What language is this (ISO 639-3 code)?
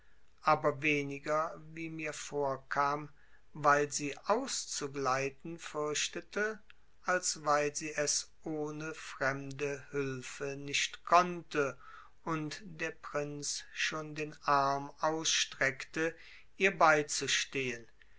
deu